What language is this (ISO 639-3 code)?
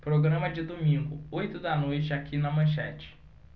por